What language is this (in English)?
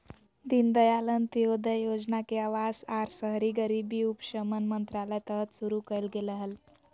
Magahi